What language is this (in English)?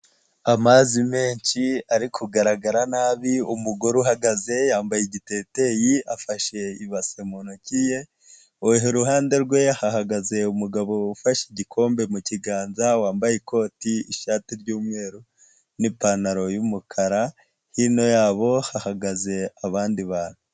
Kinyarwanda